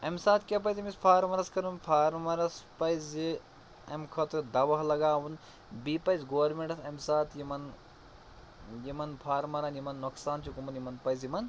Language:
Kashmiri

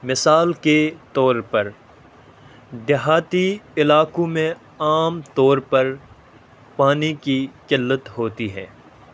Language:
Urdu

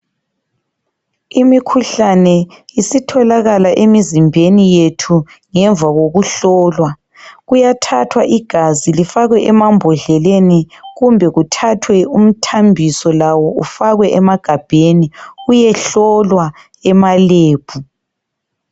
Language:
North Ndebele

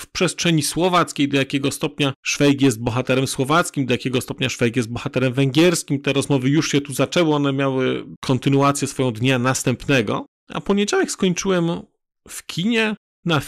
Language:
Polish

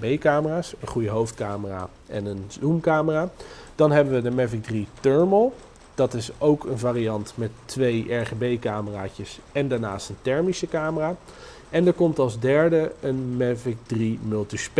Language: Dutch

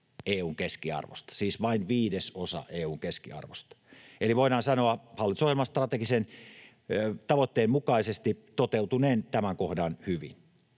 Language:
Finnish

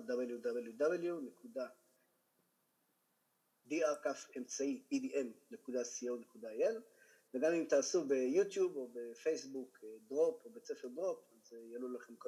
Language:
Hebrew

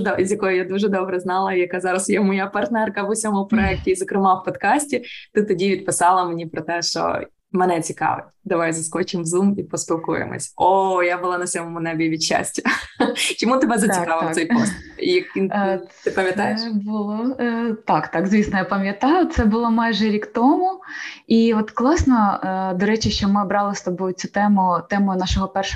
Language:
Ukrainian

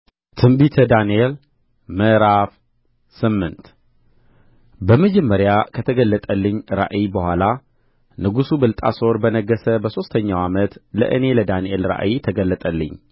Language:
Amharic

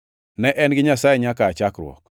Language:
Luo (Kenya and Tanzania)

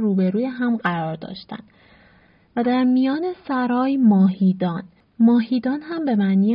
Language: Persian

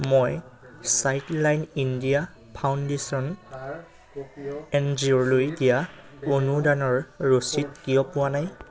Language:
Assamese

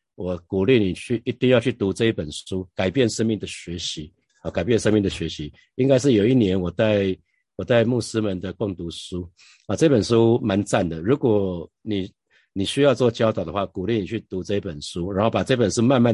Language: Chinese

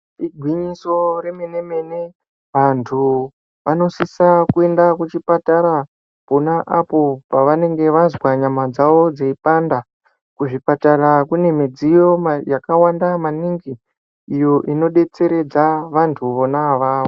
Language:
Ndau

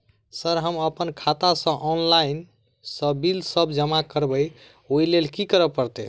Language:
Maithili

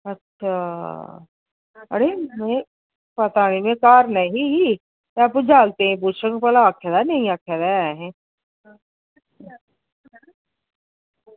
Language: Dogri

